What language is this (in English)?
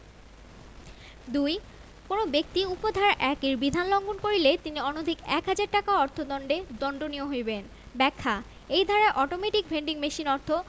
Bangla